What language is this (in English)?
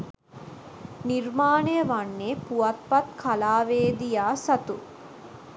Sinhala